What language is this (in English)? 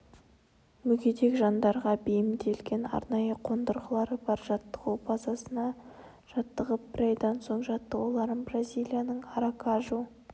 Kazakh